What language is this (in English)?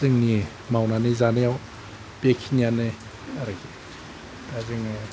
Bodo